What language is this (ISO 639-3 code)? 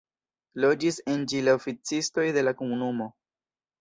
epo